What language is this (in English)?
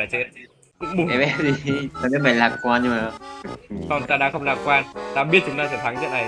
Vietnamese